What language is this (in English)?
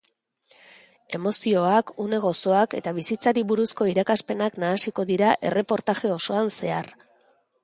Basque